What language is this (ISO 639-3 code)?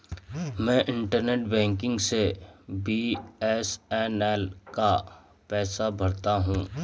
hin